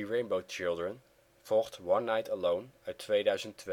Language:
Dutch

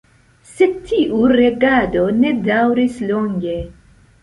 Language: Esperanto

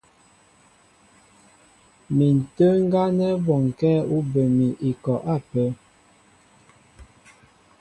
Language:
Mbo (Cameroon)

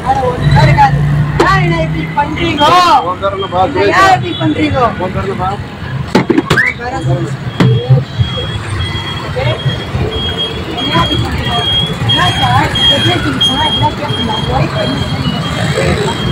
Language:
Tamil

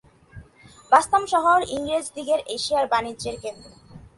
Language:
Bangla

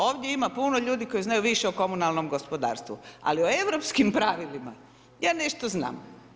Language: Croatian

